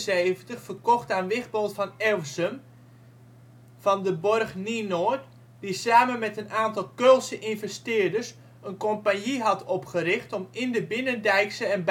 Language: Dutch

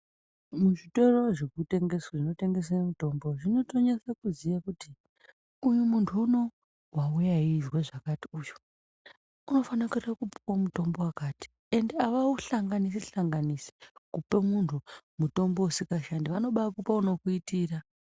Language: Ndau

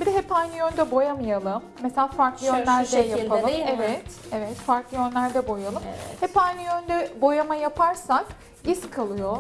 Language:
Turkish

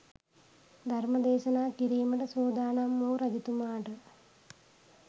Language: Sinhala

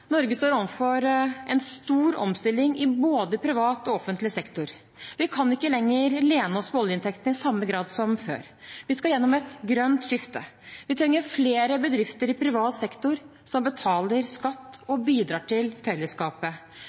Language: Norwegian Bokmål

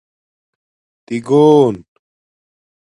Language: Domaaki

